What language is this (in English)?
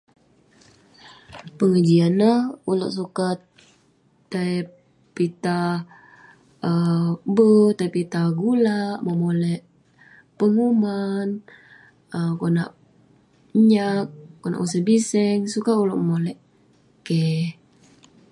Western Penan